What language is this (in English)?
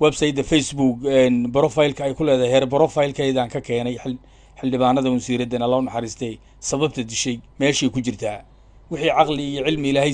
Arabic